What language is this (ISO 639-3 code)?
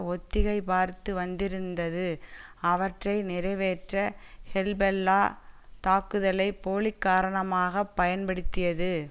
tam